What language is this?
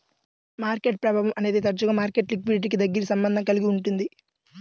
Telugu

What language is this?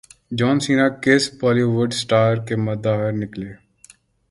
Urdu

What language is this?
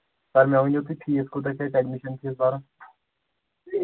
Kashmiri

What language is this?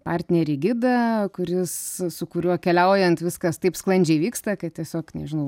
Lithuanian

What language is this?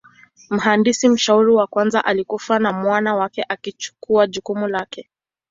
Swahili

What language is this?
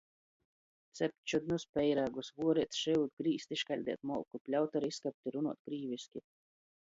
Latgalian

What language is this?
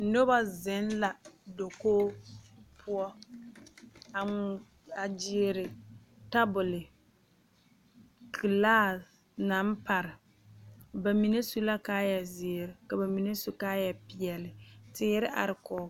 Southern Dagaare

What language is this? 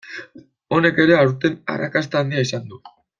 Basque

